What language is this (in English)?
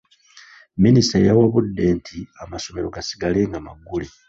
Ganda